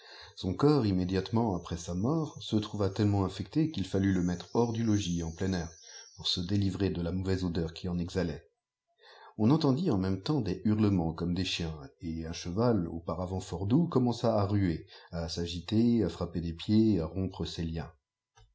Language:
French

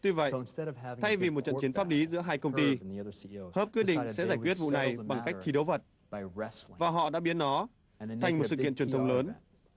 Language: Vietnamese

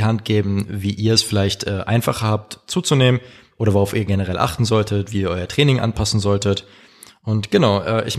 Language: German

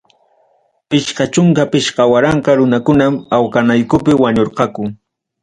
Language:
Ayacucho Quechua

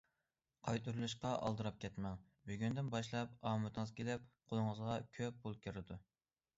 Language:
Uyghur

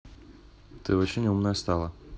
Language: Russian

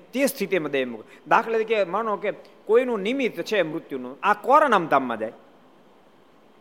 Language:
Gujarati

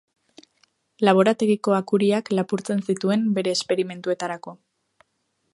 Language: Basque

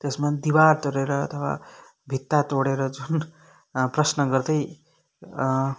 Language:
Nepali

